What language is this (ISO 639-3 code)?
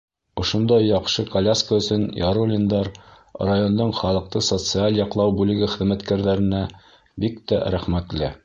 bak